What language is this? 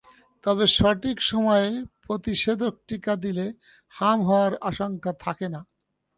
Bangla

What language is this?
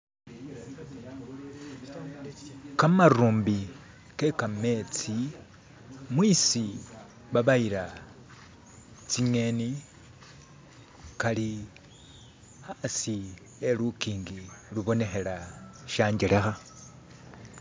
Masaaba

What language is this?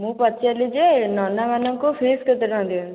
Odia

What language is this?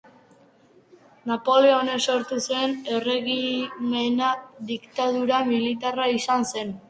Basque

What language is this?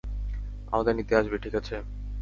Bangla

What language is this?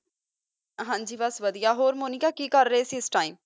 Punjabi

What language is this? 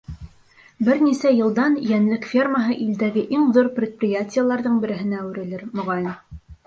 Bashkir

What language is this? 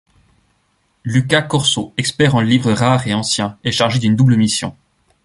French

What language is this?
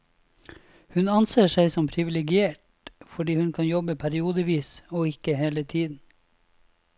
Norwegian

